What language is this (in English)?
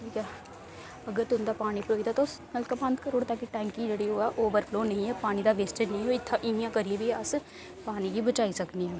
Dogri